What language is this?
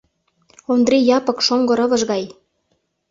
Mari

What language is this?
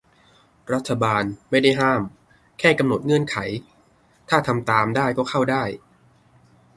Thai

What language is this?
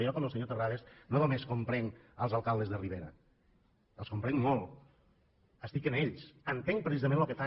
Catalan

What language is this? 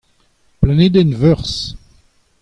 Breton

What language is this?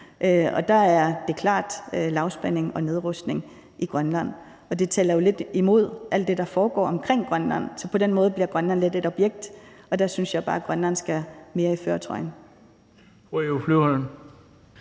Danish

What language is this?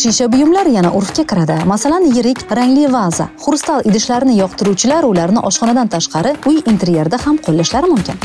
Turkish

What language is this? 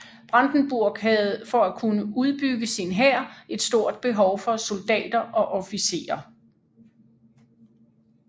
Danish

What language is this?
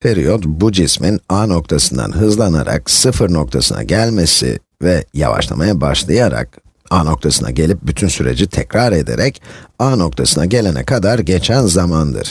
Turkish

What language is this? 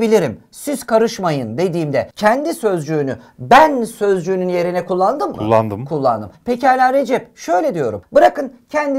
Turkish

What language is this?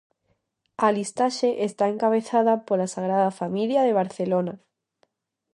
Galician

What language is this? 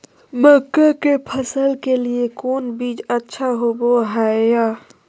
Magahi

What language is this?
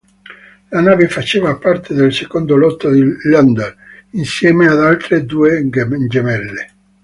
Italian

